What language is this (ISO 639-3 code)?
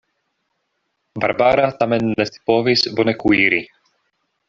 epo